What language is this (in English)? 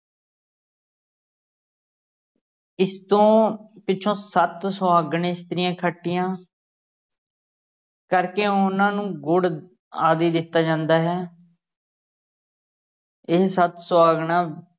Punjabi